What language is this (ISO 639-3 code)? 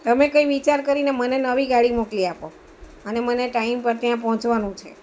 guj